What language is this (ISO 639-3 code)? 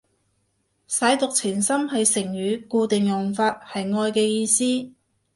yue